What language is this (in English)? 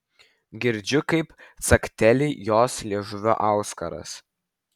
Lithuanian